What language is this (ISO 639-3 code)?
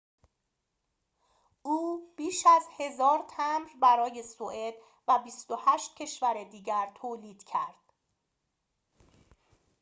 fas